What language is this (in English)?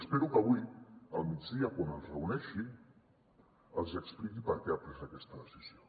Catalan